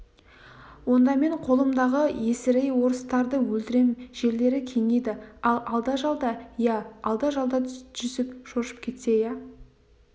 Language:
Kazakh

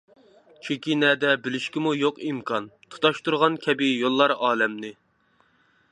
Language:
Uyghur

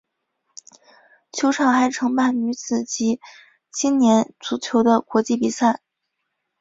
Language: Chinese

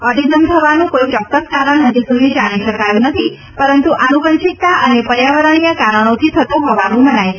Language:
Gujarati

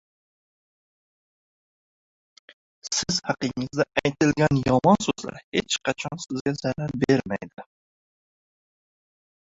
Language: Uzbek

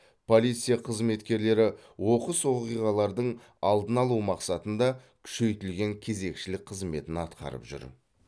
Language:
Kazakh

